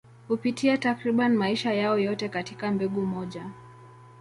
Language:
Swahili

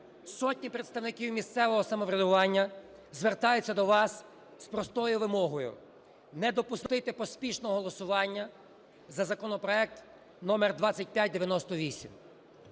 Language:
Ukrainian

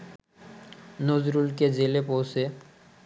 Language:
Bangla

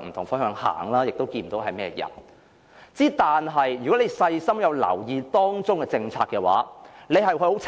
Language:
Cantonese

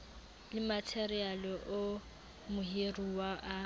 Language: Southern Sotho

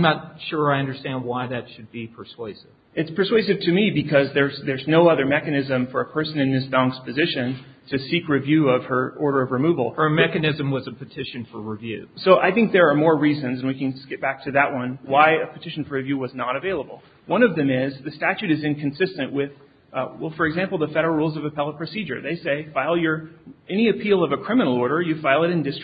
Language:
English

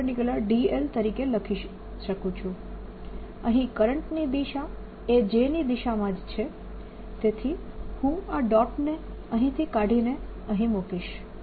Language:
Gujarati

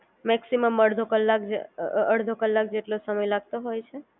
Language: Gujarati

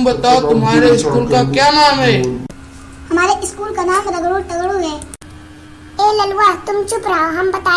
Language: Hindi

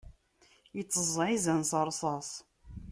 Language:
Kabyle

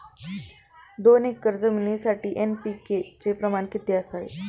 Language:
Marathi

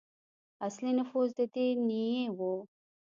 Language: Pashto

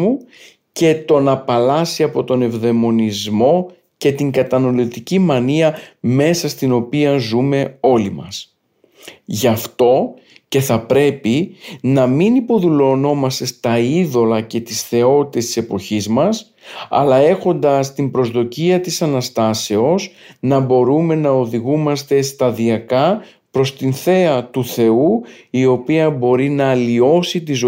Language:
Greek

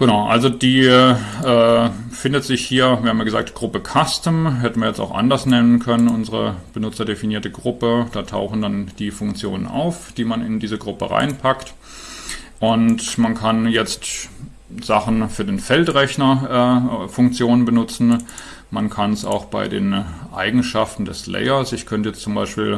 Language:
German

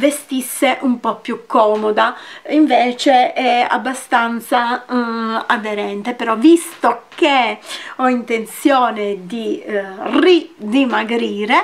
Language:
Italian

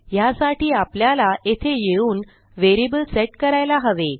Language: Marathi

